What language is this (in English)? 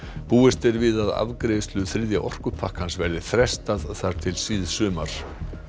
Icelandic